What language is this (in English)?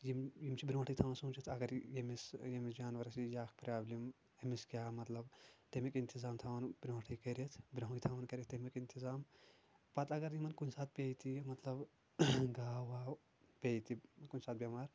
Kashmiri